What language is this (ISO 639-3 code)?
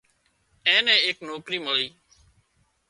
kxp